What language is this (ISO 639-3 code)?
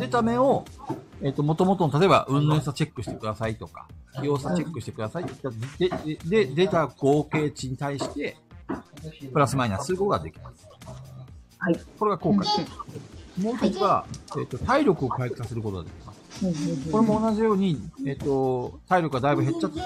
jpn